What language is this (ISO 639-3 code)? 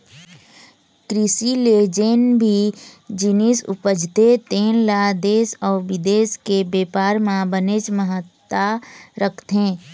hne